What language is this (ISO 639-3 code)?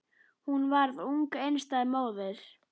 isl